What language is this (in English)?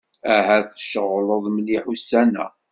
Kabyle